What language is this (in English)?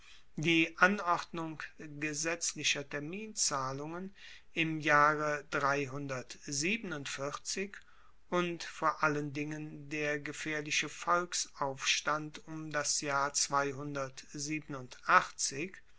German